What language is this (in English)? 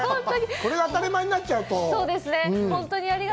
Japanese